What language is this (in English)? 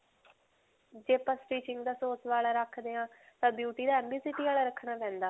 Punjabi